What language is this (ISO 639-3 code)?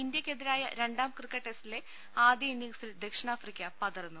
mal